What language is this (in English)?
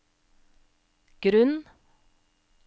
Norwegian